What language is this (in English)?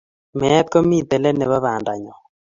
Kalenjin